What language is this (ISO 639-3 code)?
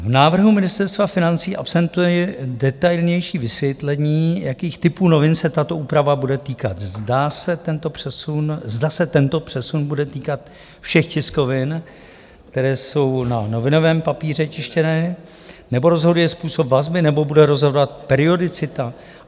ces